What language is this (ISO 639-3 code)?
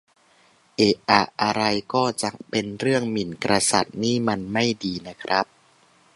tha